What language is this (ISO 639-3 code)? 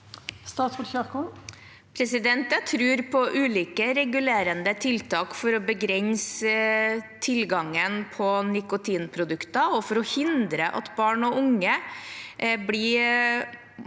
nor